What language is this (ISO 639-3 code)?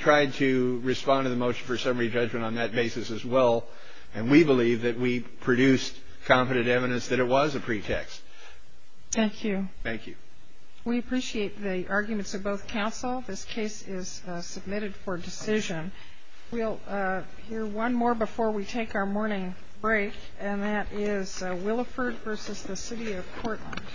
eng